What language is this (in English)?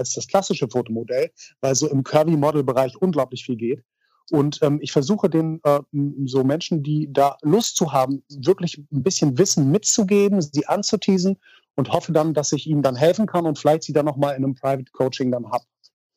German